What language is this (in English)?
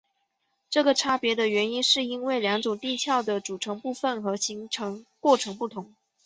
Chinese